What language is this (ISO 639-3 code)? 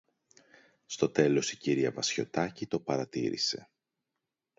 ell